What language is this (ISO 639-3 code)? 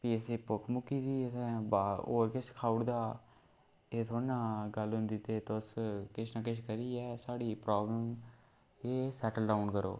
doi